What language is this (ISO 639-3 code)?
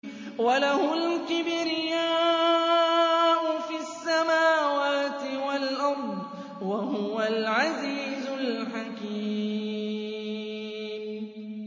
ara